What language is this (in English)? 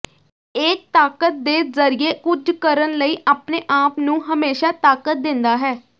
Punjabi